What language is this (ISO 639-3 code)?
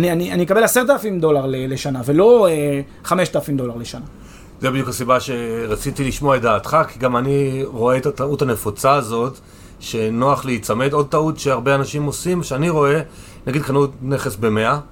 heb